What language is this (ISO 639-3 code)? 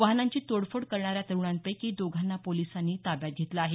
mar